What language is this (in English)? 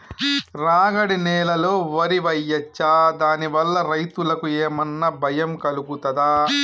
Telugu